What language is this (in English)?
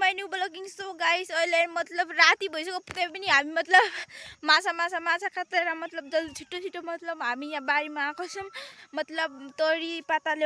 Indonesian